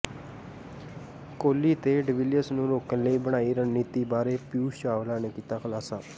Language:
Punjabi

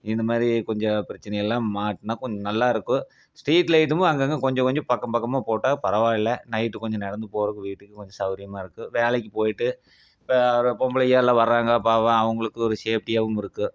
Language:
Tamil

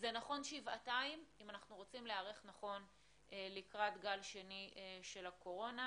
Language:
Hebrew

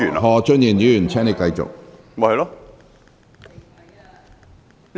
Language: Cantonese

